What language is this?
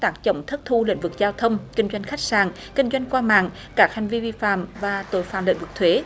Vietnamese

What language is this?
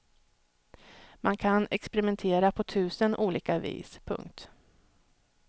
Swedish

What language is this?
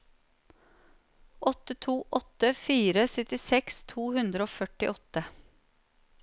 Norwegian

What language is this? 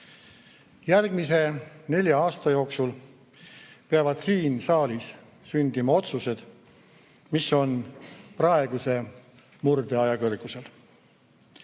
Estonian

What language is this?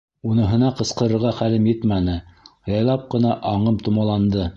Bashkir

